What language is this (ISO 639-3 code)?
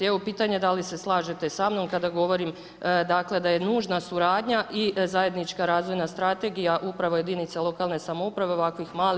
hrv